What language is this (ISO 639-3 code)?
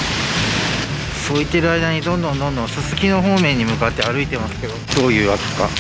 jpn